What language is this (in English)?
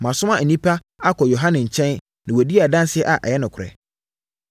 Akan